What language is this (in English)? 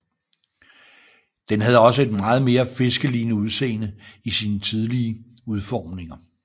Danish